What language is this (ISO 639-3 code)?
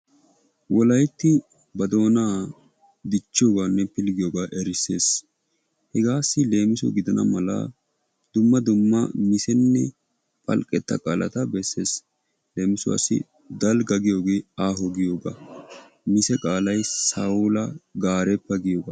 wal